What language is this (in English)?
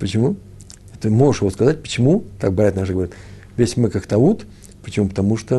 Russian